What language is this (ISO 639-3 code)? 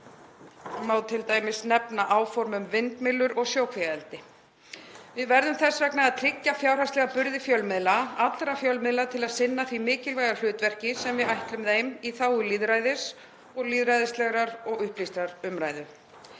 isl